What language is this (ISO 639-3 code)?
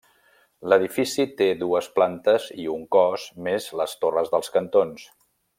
cat